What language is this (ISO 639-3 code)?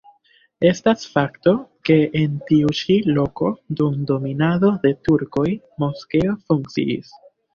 epo